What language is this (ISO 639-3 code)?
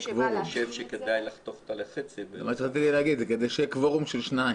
heb